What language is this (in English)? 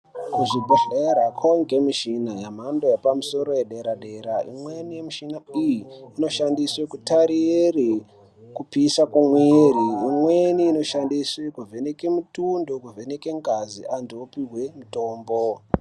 Ndau